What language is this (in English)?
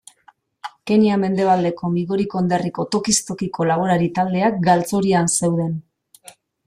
Basque